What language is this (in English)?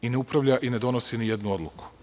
Serbian